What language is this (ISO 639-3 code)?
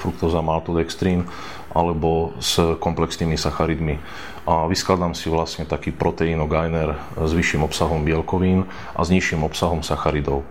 slk